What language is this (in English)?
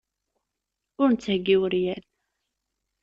Kabyle